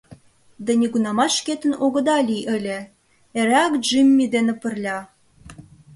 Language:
Mari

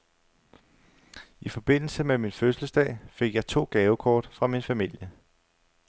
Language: Danish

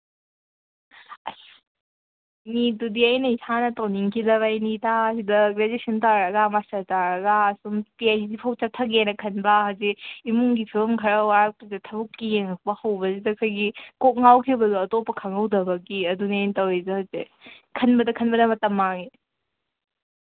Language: Manipuri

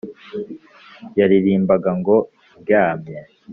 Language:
Kinyarwanda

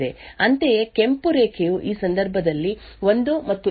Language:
Kannada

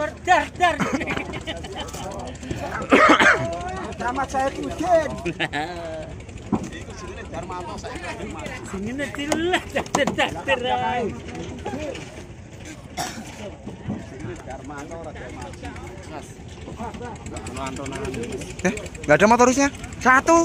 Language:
Indonesian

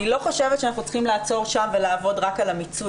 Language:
Hebrew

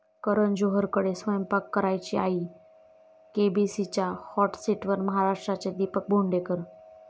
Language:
Marathi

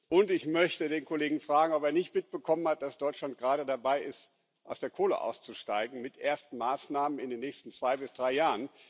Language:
German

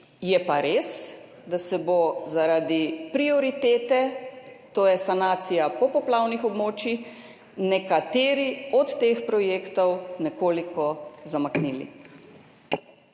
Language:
Slovenian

